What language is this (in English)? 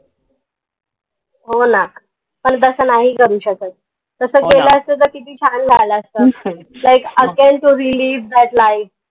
Marathi